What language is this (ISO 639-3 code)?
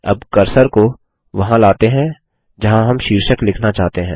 hin